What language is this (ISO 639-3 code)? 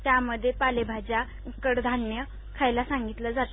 mar